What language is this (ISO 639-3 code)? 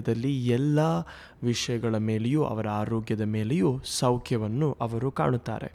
kan